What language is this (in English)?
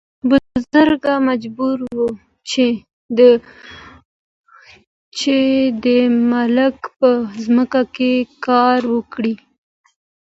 Pashto